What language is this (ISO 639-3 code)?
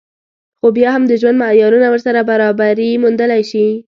pus